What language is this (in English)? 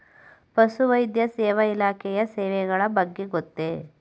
Kannada